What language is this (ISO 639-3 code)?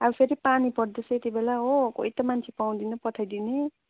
nep